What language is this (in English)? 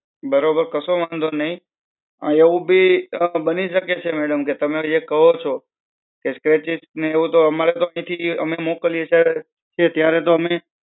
Gujarati